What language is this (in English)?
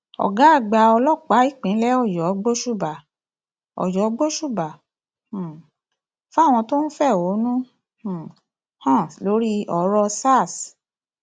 Yoruba